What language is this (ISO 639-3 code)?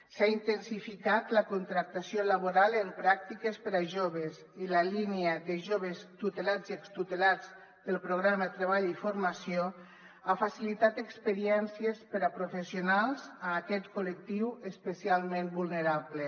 cat